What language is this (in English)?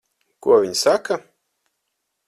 Latvian